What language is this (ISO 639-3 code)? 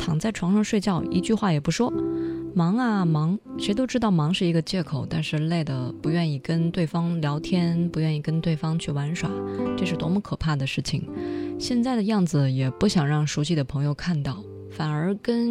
zho